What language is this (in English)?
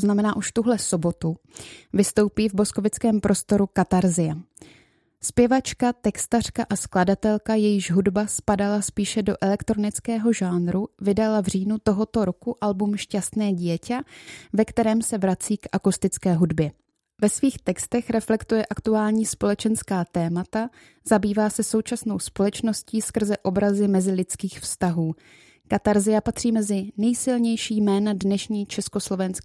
Czech